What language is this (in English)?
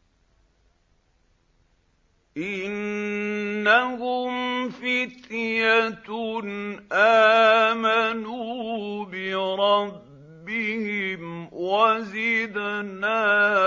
Arabic